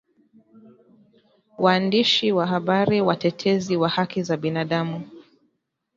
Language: Swahili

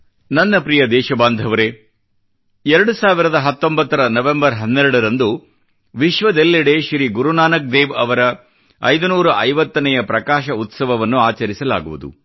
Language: Kannada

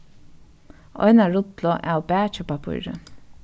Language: Faroese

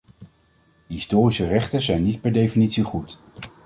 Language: Dutch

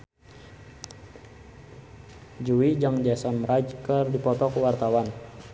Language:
Sundanese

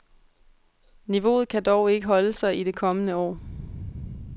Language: Danish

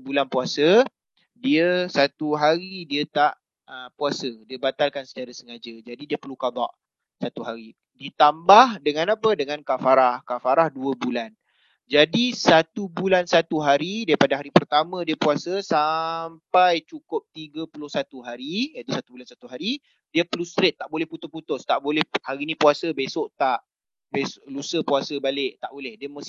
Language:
Malay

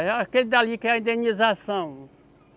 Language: Portuguese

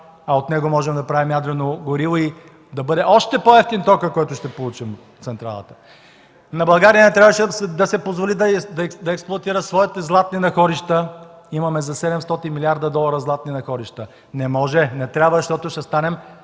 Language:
Bulgarian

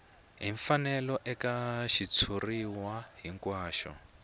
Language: Tsonga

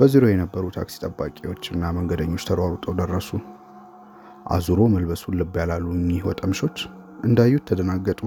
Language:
Amharic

